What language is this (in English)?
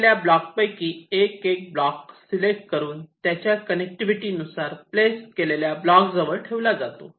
Marathi